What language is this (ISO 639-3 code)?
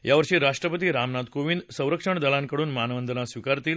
mar